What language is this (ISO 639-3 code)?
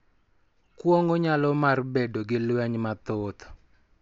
luo